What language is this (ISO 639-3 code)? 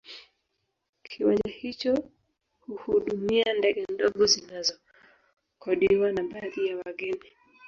swa